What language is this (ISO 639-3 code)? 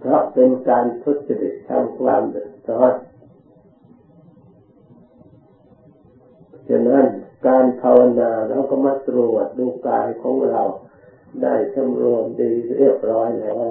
tha